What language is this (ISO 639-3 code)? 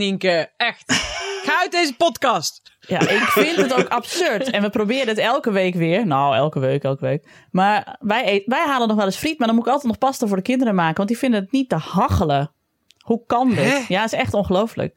nld